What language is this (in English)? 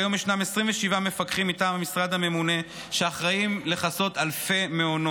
Hebrew